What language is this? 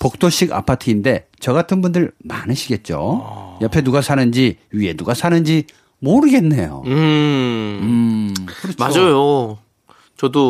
Korean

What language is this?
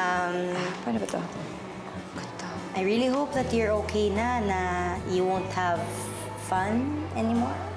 Filipino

